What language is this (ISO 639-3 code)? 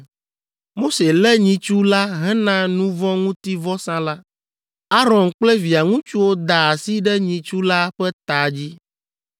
ewe